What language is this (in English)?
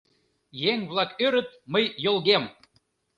Mari